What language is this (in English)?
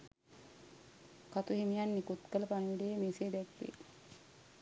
Sinhala